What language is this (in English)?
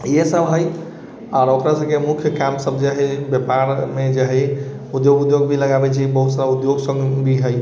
Maithili